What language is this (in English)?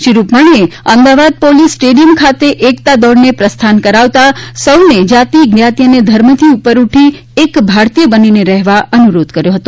Gujarati